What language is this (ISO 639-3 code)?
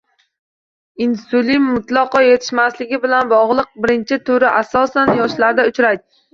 uzb